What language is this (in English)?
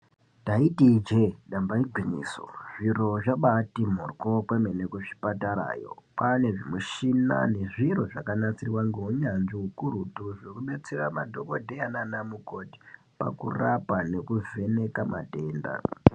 Ndau